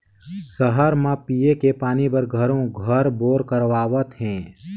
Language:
Chhattisgarhi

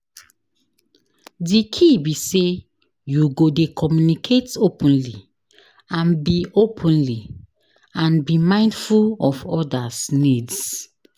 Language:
Nigerian Pidgin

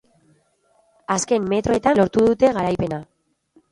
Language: Basque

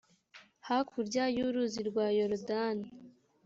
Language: Kinyarwanda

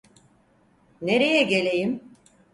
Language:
Turkish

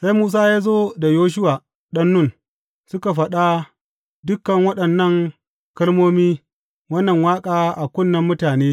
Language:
Hausa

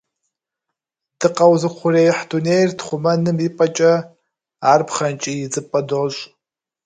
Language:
Kabardian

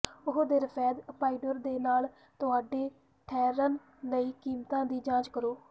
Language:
Punjabi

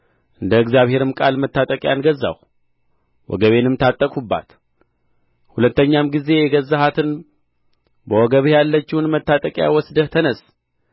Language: Amharic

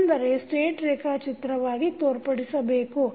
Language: Kannada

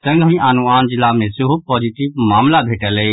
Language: Maithili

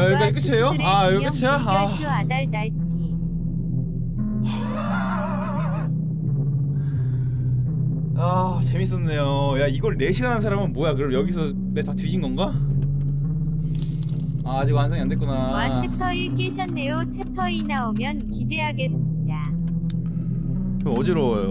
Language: Korean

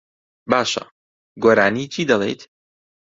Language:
Central Kurdish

